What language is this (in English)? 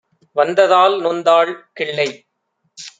Tamil